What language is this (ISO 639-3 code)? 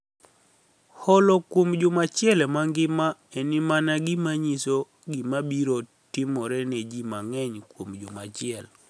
luo